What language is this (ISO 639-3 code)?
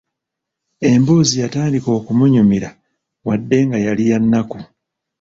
lug